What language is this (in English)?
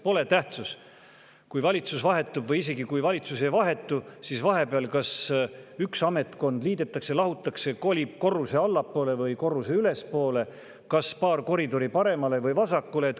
Estonian